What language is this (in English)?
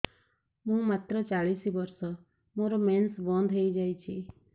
Odia